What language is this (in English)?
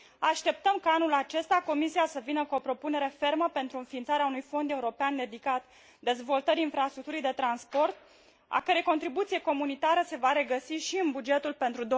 Romanian